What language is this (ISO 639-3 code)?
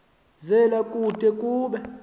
xho